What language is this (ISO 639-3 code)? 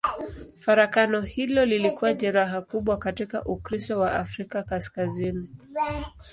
swa